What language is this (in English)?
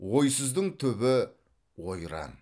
Kazakh